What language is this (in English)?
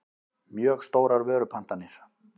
Icelandic